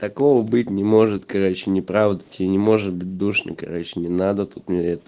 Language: Russian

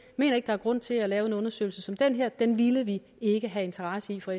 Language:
Danish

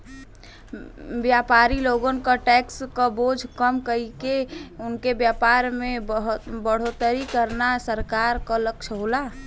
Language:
Bhojpuri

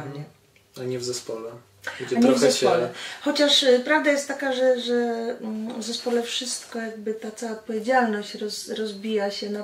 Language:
Polish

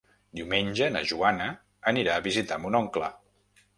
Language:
Catalan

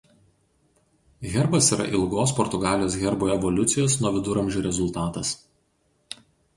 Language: Lithuanian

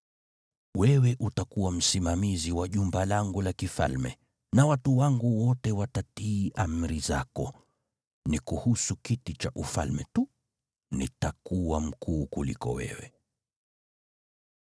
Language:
Swahili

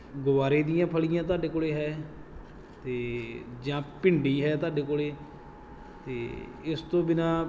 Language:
Punjabi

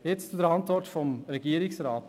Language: Swiss German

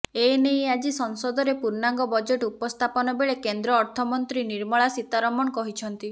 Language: Odia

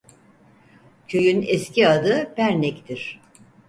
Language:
Turkish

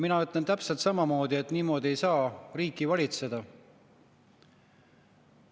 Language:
Estonian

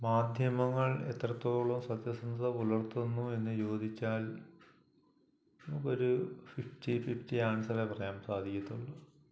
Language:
Malayalam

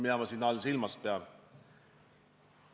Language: Estonian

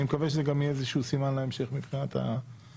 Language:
Hebrew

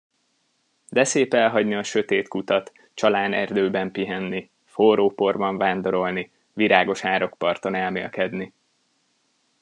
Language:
Hungarian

